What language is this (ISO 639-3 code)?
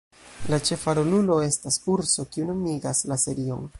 epo